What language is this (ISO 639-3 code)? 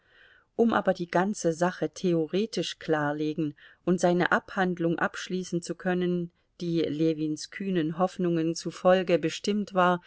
deu